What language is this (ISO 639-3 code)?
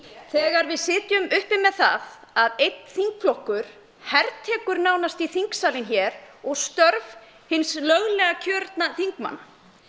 isl